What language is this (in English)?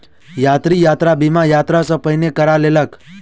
Maithili